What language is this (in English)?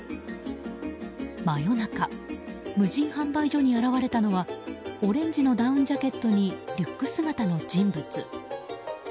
Japanese